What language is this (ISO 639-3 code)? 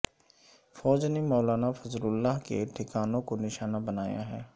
urd